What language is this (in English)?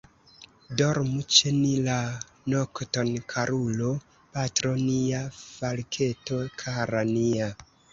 Esperanto